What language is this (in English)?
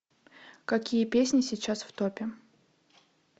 Russian